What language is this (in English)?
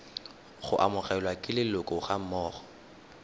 Tswana